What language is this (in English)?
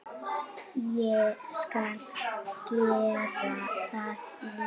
Icelandic